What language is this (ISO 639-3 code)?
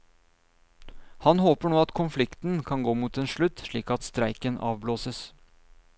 nor